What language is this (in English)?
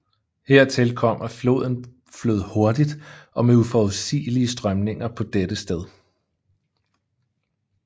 Danish